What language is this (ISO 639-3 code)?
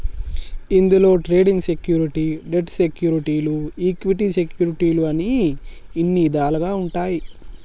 tel